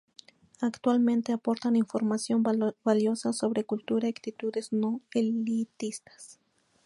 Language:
Spanish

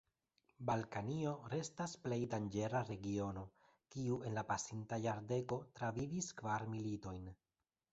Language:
Esperanto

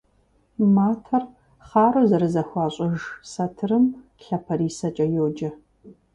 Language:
Kabardian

